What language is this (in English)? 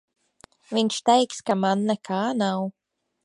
Latvian